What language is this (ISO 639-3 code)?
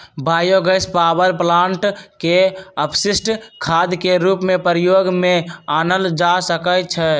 mag